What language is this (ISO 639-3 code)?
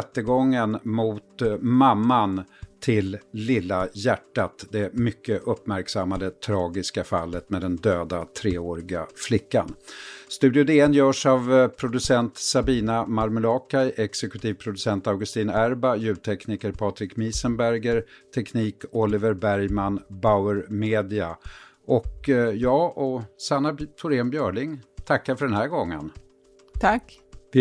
swe